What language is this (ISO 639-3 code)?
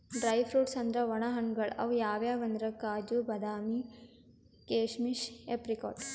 kan